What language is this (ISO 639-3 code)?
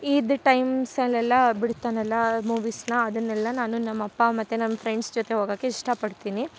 kan